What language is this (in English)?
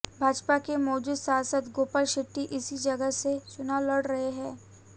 Hindi